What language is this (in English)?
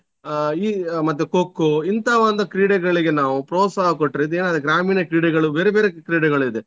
Kannada